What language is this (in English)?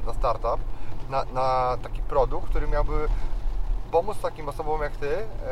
Polish